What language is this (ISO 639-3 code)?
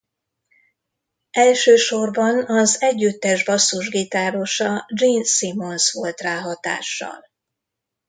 hun